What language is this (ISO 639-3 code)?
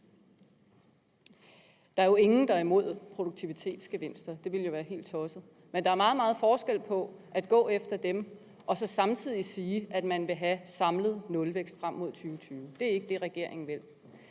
dan